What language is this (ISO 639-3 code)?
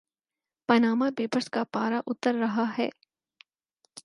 urd